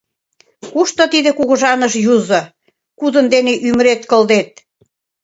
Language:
Mari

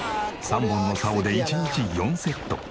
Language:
Japanese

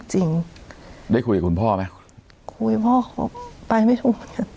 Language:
Thai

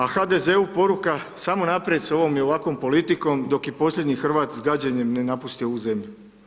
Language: Croatian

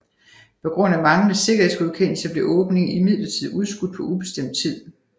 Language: Danish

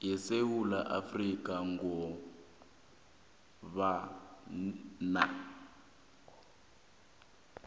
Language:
South Ndebele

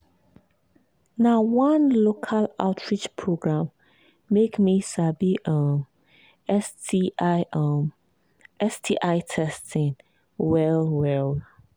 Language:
Nigerian Pidgin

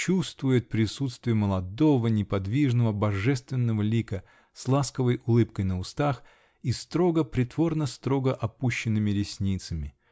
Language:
Russian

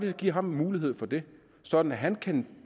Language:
Danish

